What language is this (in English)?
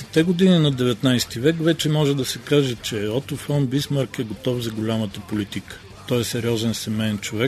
Bulgarian